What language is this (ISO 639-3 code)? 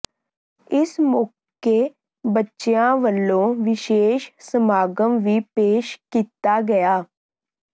pan